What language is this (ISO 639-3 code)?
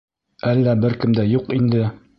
bak